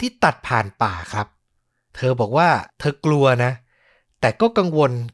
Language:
Thai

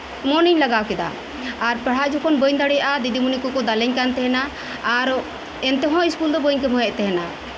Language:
Santali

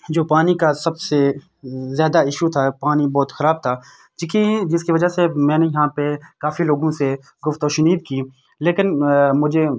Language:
Urdu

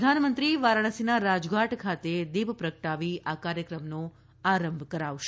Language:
Gujarati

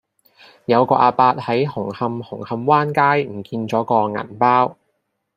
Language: Cantonese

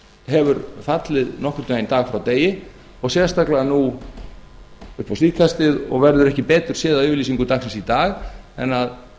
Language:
Icelandic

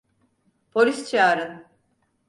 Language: Turkish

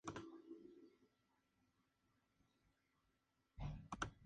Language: Spanish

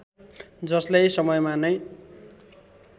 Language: Nepali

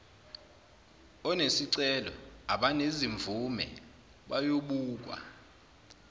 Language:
Zulu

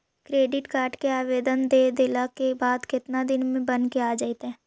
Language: Magahi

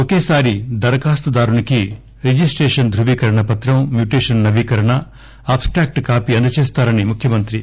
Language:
Telugu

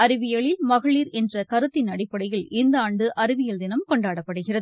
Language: Tamil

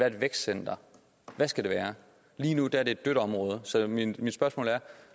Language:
Danish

